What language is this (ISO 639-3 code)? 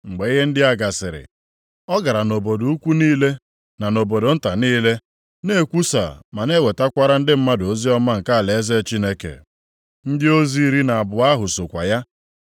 ibo